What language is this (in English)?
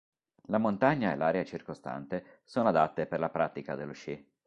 Italian